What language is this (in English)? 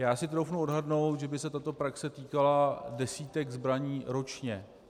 Czech